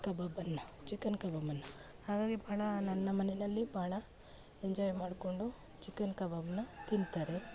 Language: Kannada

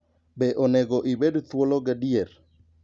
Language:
Luo (Kenya and Tanzania)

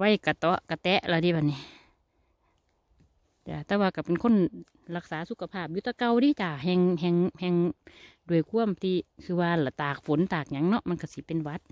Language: Thai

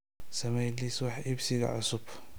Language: Somali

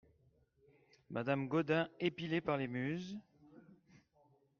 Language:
French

